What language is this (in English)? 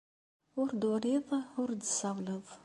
Kabyle